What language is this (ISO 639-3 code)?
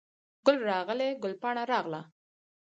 pus